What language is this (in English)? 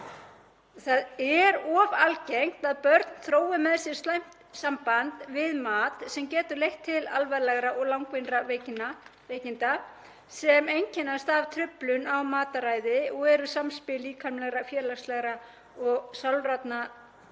Icelandic